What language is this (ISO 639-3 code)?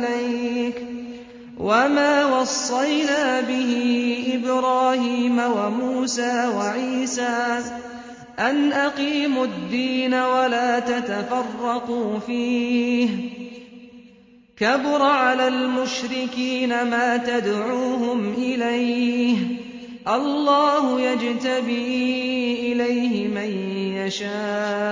ara